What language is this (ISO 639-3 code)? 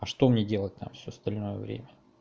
rus